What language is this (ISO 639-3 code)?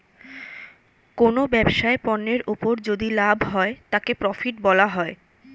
ben